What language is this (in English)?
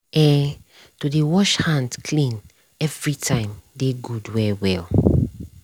Nigerian Pidgin